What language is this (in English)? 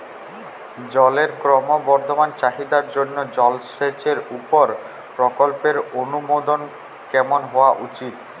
Bangla